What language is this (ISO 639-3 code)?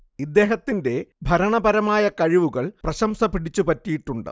mal